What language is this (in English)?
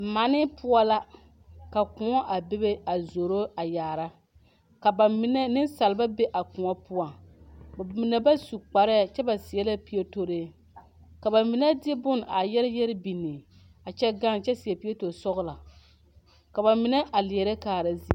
Southern Dagaare